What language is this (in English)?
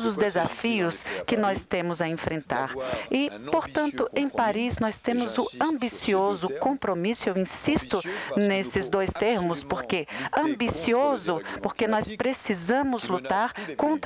Portuguese